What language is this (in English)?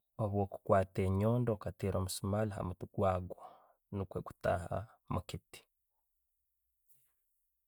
Tooro